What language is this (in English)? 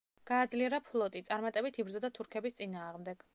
Georgian